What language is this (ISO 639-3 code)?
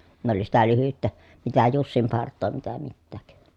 fin